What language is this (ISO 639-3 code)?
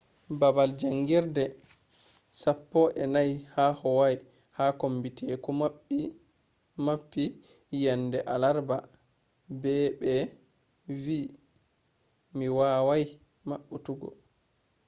ful